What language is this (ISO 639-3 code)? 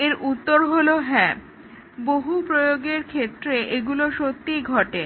ben